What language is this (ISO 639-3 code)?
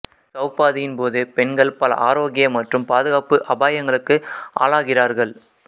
tam